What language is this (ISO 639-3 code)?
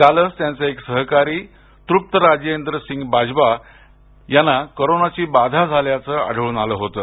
mar